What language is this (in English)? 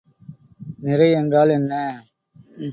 Tamil